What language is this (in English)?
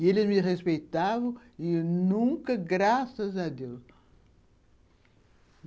Portuguese